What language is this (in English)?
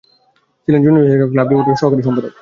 Bangla